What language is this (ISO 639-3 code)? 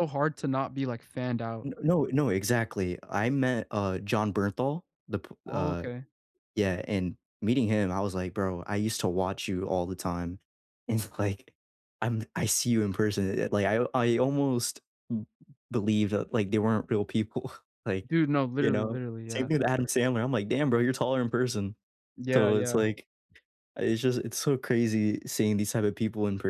eng